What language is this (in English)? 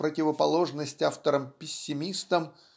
Russian